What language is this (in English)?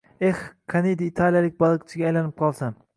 Uzbek